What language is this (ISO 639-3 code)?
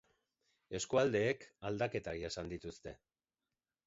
eus